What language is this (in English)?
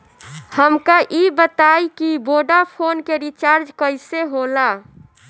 Bhojpuri